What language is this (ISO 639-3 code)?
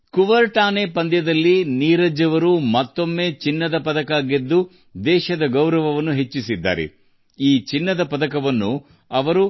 kan